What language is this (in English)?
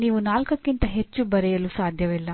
Kannada